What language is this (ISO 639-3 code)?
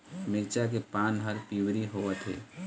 hne